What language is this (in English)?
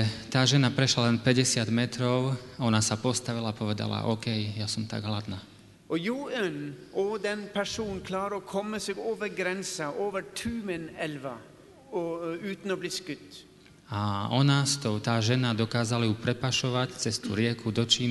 Slovak